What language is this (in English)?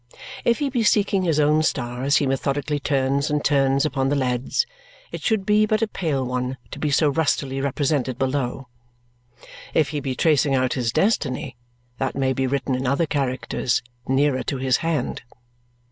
English